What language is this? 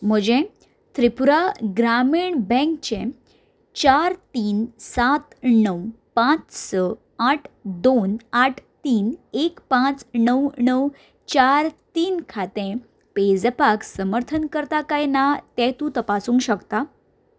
Konkani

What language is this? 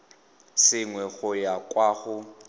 Tswana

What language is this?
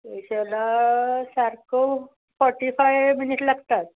Konkani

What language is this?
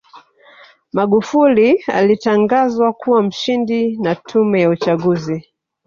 Swahili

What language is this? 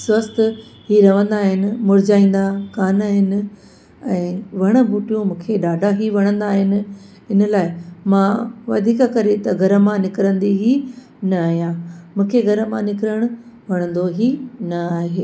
Sindhi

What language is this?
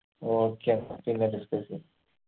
Malayalam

